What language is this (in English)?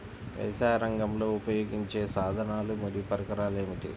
Telugu